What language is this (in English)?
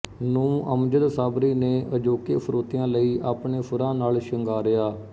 Punjabi